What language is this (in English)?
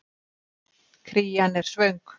Icelandic